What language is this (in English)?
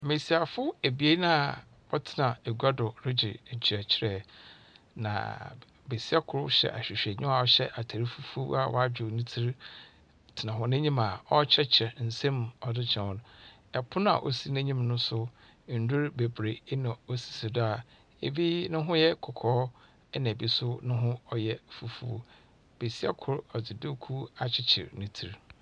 Akan